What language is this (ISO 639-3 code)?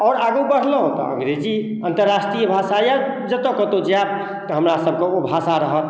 mai